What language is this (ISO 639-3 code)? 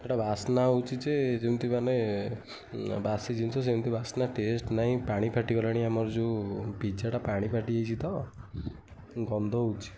ori